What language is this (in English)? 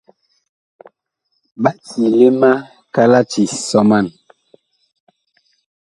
Bakoko